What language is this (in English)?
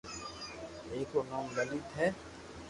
Loarki